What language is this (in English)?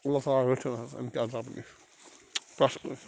Kashmiri